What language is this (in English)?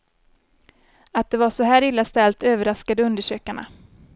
Swedish